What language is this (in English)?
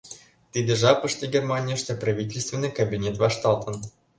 Mari